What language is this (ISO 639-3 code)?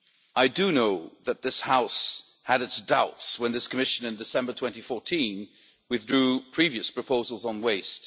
eng